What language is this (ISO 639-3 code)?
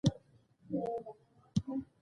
pus